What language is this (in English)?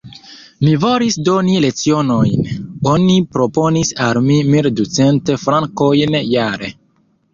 Esperanto